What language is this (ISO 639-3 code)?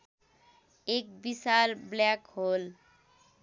nep